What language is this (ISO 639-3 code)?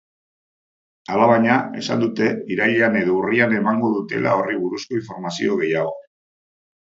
eus